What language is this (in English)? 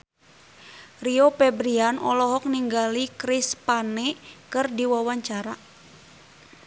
Sundanese